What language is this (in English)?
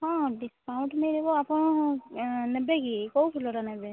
Odia